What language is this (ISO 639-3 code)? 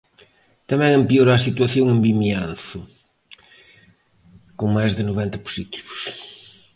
glg